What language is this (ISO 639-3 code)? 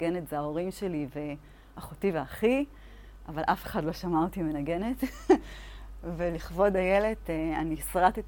heb